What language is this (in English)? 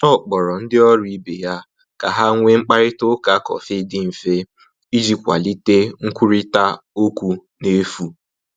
Igbo